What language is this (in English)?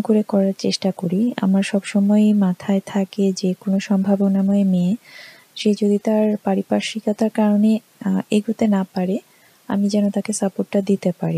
Bangla